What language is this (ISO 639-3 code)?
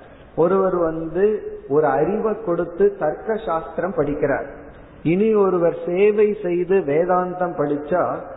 tam